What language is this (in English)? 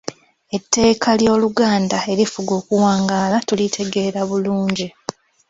Ganda